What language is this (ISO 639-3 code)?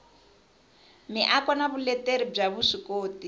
tso